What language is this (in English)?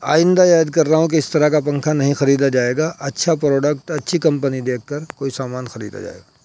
Urdu